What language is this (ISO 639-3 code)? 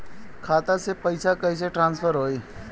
bho